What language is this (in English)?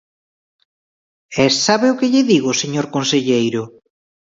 Galician